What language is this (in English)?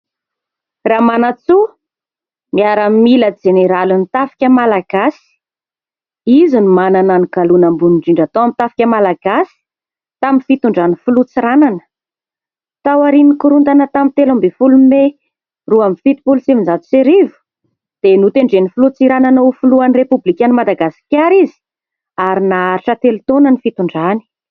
Malagasy